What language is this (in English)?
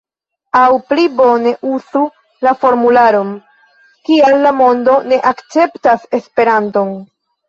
Esperanto